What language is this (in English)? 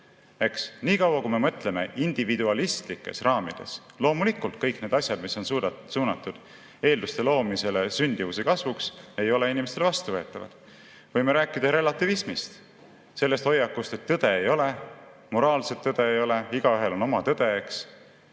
Estonian